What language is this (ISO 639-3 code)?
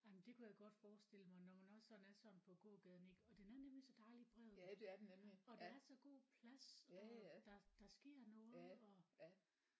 dan